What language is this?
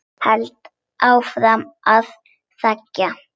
Icelandic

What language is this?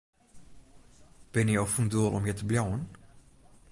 Western Frisian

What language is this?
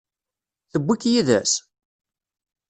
Kabyle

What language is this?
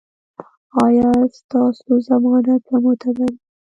Pashto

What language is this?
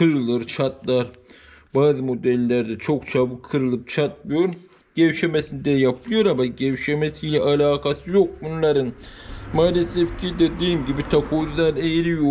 Turkish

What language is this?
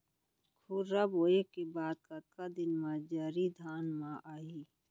Chhattisgarhi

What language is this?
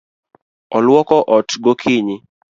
Luo (Kenya and Tanzania)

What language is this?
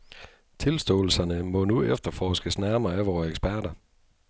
Danish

